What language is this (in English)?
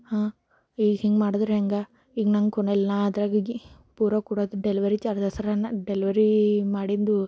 Kannada